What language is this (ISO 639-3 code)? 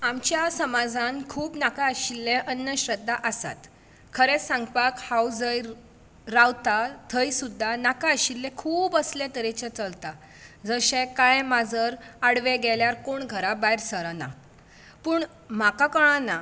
kok